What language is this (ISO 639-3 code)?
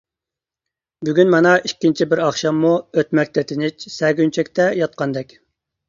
uig